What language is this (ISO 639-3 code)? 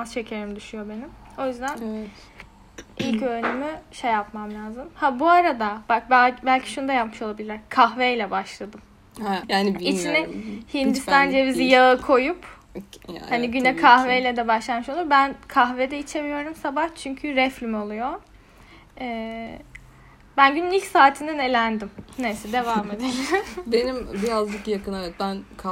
tur